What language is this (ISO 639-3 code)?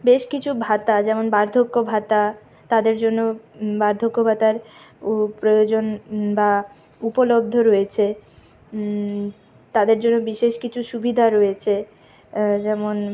ben